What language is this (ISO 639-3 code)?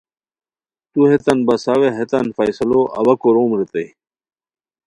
khw